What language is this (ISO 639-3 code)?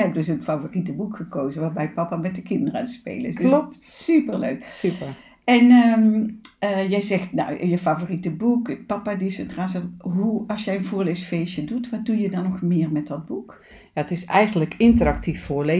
nld